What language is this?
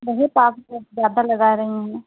Hindi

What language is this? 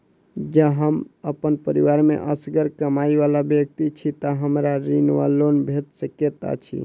Maithili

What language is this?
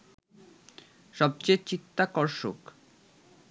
Bangla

